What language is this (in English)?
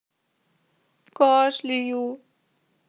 Russian